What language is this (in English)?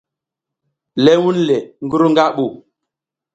South Giziga